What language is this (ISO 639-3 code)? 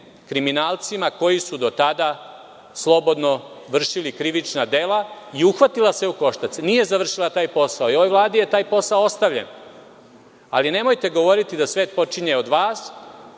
srp